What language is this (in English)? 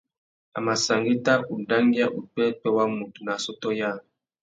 Tuki